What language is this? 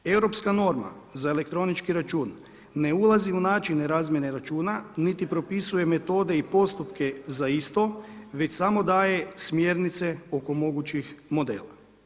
Croatian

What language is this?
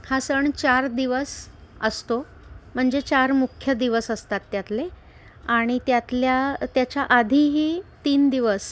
Marathi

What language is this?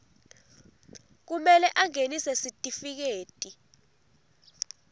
Swati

